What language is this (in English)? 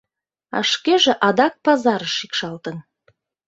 Mari